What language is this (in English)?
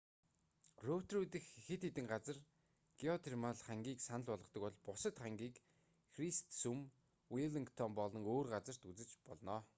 Mongolian